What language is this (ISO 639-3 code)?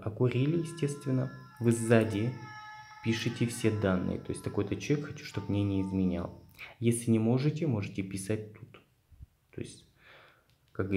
rus